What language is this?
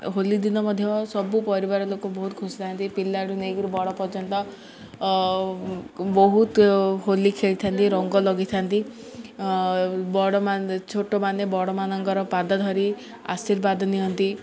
Odia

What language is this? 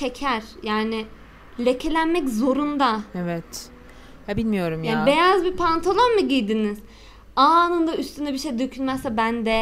Turkish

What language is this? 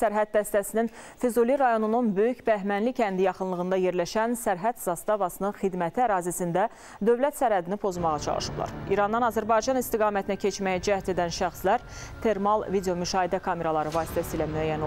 Turkish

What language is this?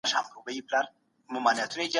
Pashto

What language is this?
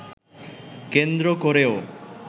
Bangla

